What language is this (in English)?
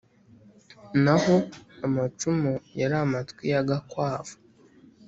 Kinyarwanda